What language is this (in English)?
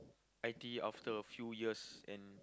English